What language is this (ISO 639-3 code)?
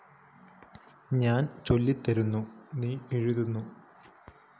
mal